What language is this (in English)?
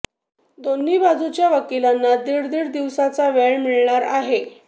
Marathi